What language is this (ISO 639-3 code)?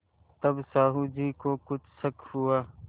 hin